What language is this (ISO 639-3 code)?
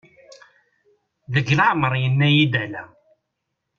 kab